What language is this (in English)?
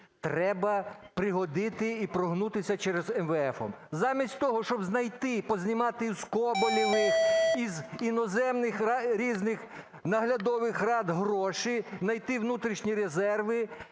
Ukrainian